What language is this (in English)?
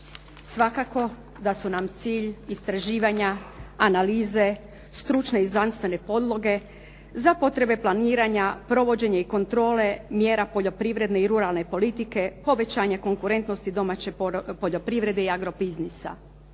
Croatian